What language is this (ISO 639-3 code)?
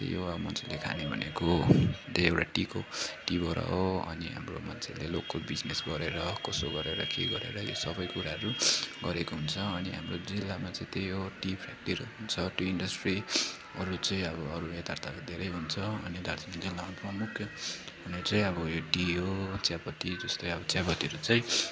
nep